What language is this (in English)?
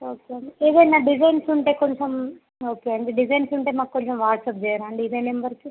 Telugu